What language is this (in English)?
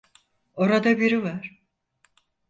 Turkish